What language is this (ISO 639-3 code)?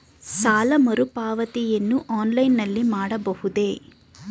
kan